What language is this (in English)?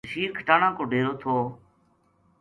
Gujari